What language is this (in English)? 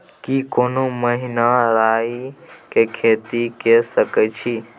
Maithili